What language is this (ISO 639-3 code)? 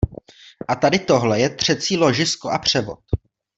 ces